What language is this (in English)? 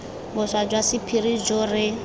Tswana